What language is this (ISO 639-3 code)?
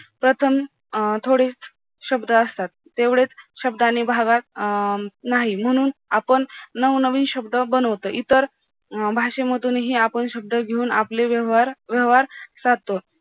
mar